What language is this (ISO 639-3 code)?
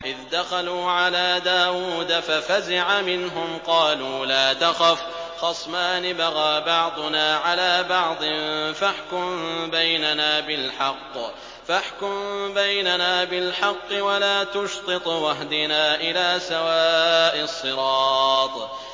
ara